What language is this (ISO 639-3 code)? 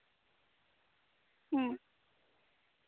sat